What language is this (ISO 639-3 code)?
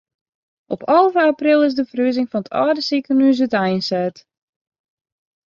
fry